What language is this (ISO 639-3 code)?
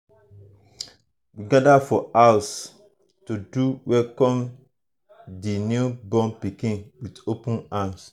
pcm